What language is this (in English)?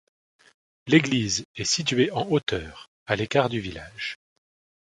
French